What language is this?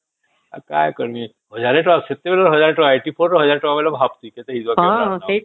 Odia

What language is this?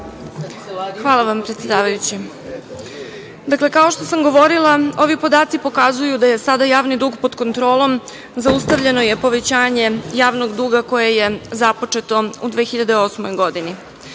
Serbian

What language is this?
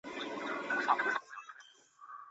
Chinese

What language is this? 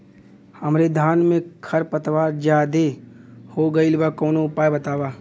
Bhojpuri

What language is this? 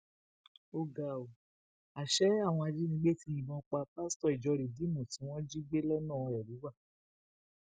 Yoruba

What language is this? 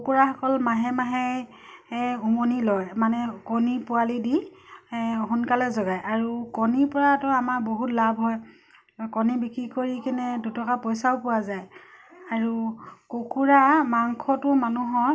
Assamese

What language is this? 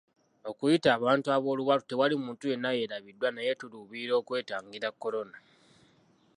Ganda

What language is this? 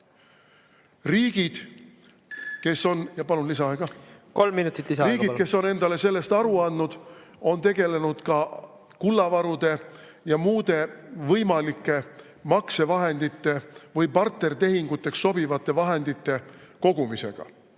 Estonian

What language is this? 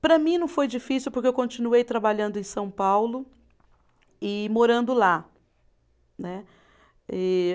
Portuguese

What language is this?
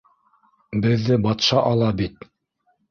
Bashkir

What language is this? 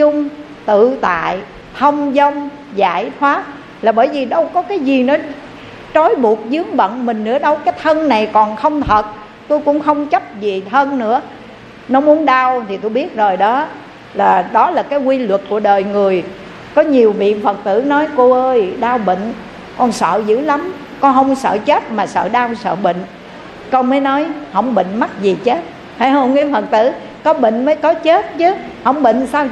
Vietnamese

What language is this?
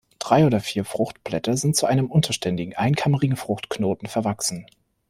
German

